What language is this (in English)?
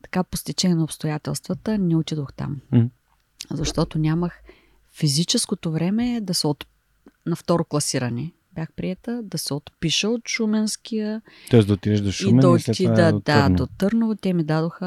Bulgarian